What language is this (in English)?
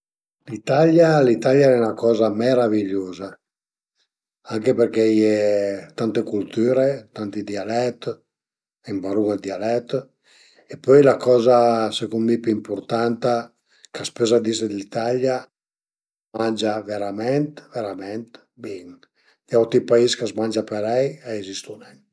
Piedmontese